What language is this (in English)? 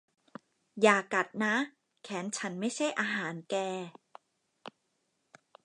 Thai